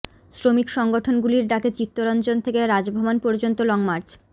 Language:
Bangla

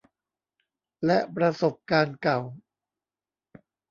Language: Thai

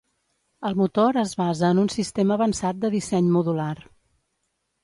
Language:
Catalan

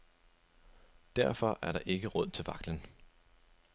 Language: Danish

